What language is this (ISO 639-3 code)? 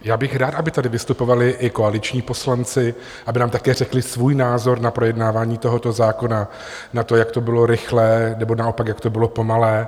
ces